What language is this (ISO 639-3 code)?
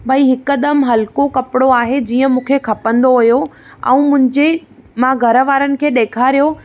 snd